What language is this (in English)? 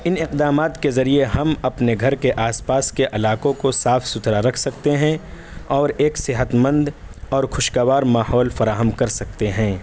Urdu